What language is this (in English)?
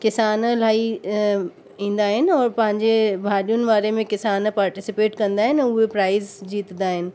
Sindhi